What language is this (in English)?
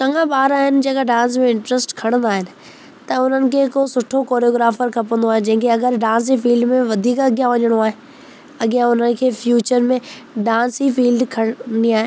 Sindhi